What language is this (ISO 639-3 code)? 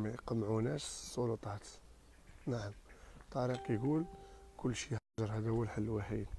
ara